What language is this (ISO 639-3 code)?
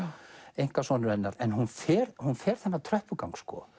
isl